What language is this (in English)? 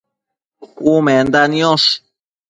Matsés